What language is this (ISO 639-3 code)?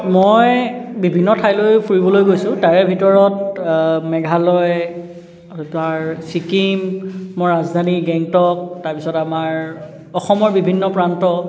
asm